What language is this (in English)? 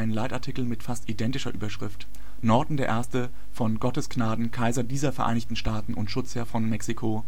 German